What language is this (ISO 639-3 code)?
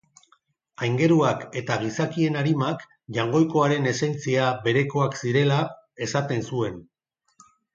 eus